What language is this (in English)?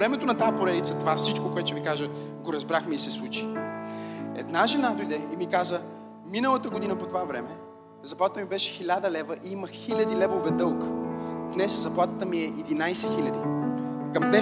Bulgarian